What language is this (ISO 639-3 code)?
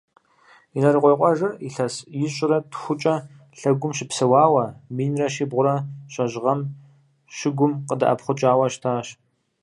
kbd